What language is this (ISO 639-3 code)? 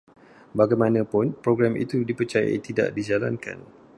msa